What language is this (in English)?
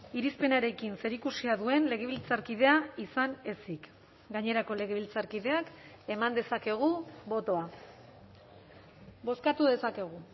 Basque